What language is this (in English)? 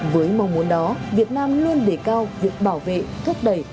Vietnamese